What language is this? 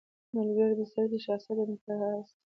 Pashto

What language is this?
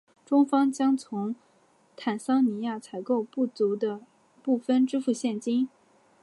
Chinese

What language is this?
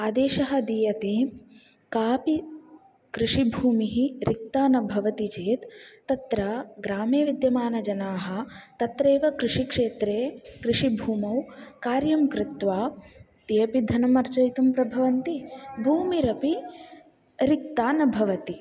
Sanskrit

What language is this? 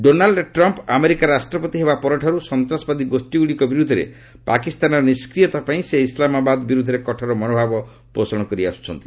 Odia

